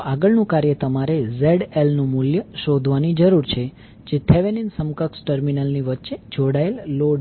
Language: Gujarati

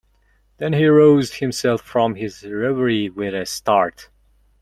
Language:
English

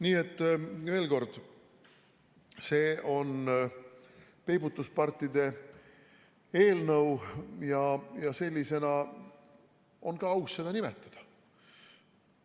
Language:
Estonian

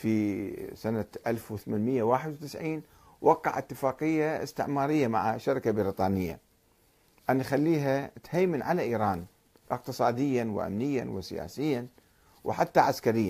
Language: Arabic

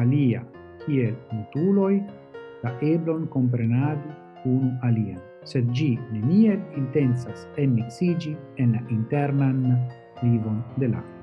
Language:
Italian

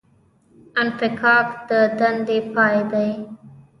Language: Pashto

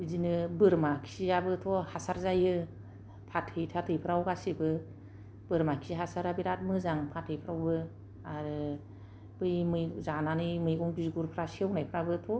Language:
Bodo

